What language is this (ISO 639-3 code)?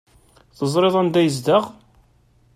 kab